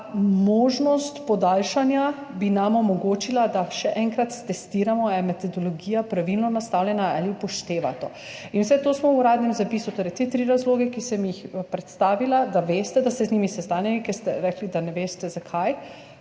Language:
Slovenian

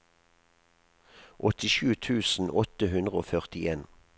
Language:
Norwegian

